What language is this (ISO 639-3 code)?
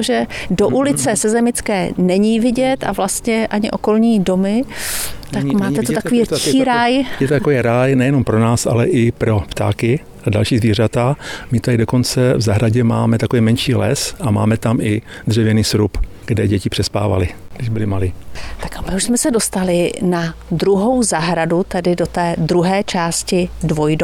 ces